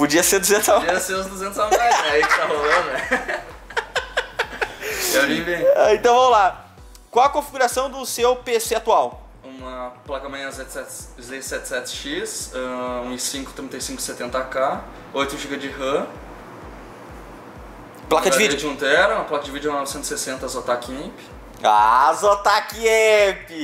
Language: Portuguese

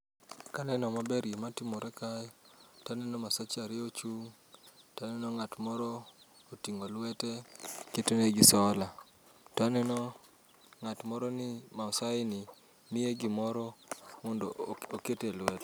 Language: Luo (Kenya and Tanzania)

